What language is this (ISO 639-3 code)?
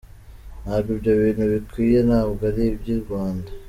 kin